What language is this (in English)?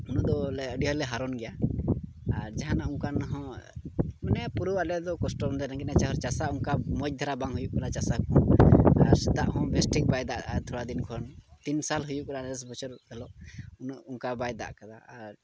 Santali